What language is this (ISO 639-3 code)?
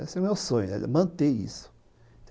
por